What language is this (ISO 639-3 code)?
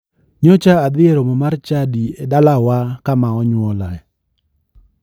luo